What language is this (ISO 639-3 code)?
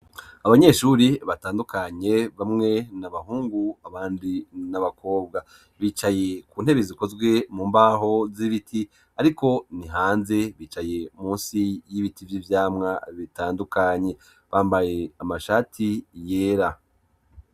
run